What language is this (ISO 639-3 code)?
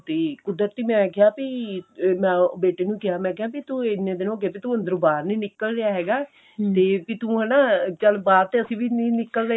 pan